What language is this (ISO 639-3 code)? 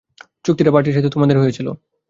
ben